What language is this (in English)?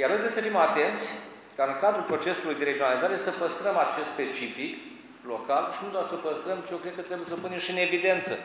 Romanian